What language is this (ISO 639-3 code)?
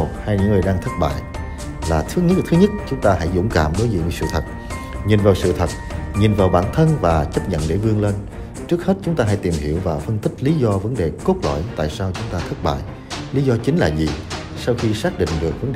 vie